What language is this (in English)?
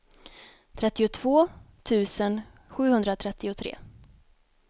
Swedish